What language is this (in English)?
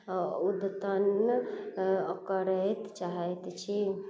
Maithili